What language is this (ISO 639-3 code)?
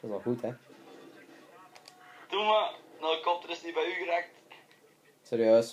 nld